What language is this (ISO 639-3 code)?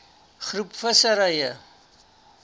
afr